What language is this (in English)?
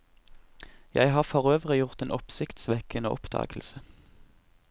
Norwegian